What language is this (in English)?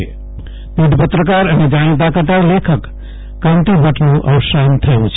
Gujarati